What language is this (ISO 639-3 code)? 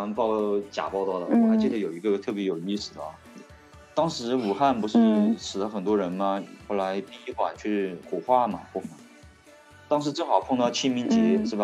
zho